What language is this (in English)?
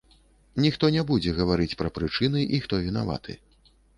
Belarusian